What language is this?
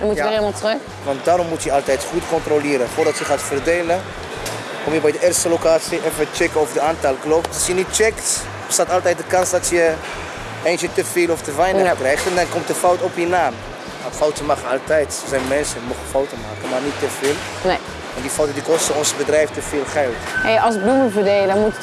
Dutch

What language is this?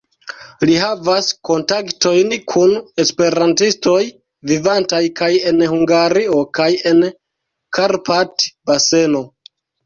Esperanto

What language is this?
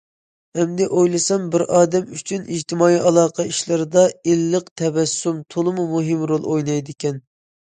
Uyghur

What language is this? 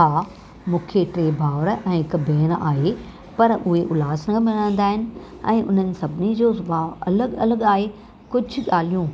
Sindhi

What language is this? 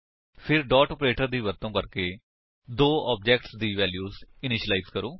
Punjabi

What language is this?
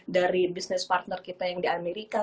Indonesian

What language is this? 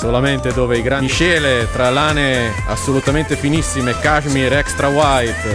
Italian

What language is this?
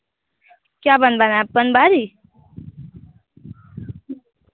Hindi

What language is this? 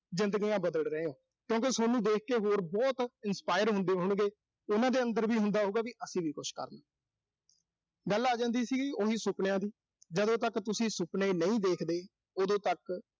Punjabi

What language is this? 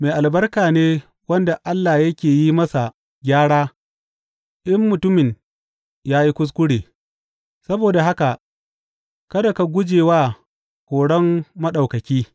Hausa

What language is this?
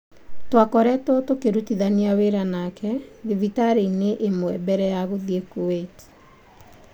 Kikuyu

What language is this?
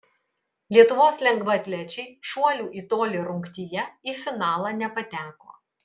Lithuanian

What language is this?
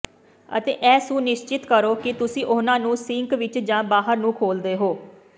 Punjabi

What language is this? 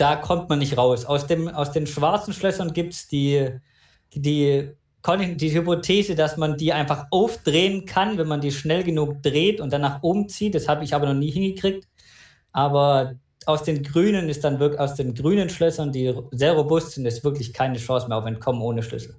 German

